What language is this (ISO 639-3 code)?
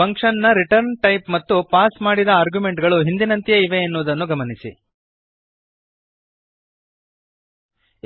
kan